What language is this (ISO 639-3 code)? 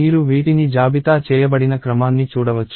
tel